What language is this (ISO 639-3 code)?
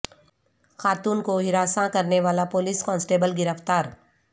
urd